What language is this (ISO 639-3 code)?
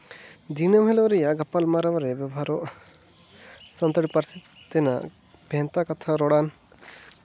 sat